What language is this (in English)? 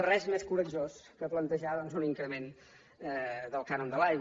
Catalan